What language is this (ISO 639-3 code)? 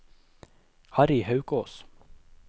nor